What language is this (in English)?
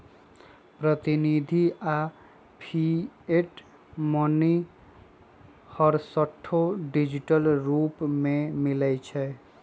Magahi